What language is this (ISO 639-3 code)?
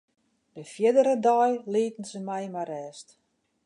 fry